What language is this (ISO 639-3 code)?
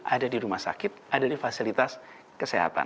ind